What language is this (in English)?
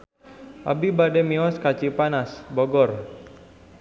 Sundanese